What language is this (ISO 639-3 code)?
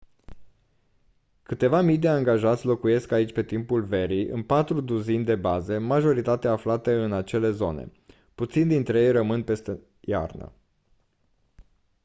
ron